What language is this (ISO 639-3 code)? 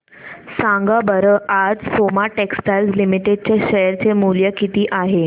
mar